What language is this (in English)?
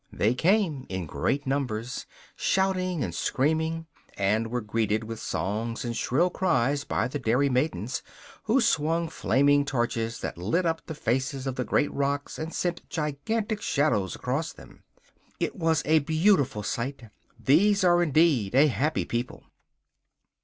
English